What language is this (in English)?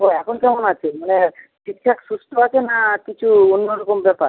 Bangla